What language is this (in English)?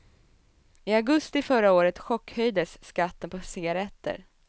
Swedish